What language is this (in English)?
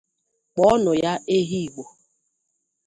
Igbo